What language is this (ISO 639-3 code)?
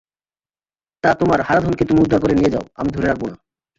ben